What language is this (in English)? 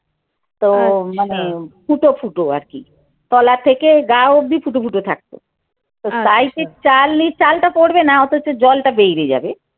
Bangla